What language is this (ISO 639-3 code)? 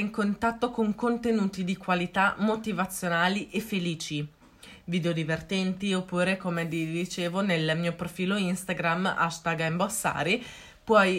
ita